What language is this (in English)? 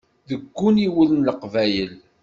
Kabyle